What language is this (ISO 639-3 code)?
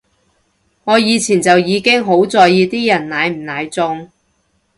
yue